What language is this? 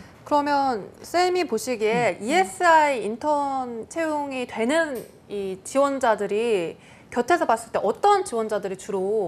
Korean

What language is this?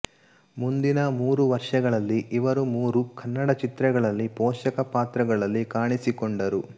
Kannada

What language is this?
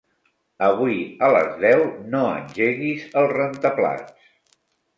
Catalan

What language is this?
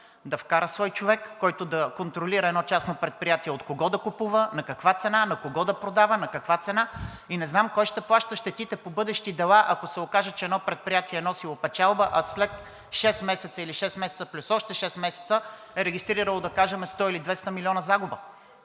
Bulgarian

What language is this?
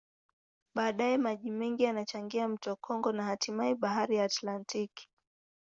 Swahili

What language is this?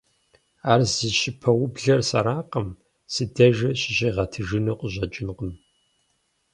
Kabardian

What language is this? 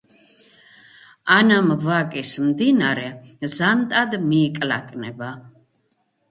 Georgian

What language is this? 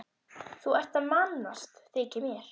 Icelandic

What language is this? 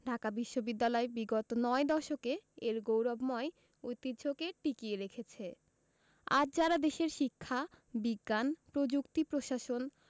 Bangla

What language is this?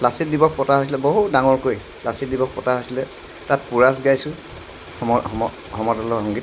Assamese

